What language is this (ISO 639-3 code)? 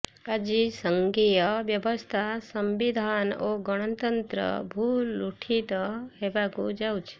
ori